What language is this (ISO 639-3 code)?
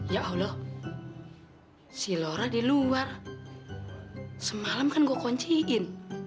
ind